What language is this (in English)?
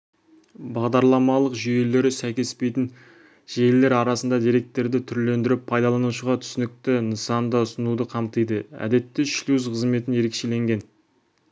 Kazakh